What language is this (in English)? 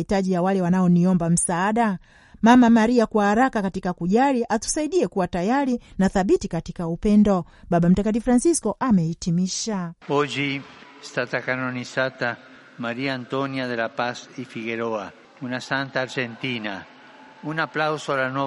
Swahili